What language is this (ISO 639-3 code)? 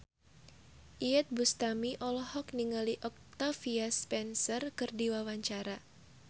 sun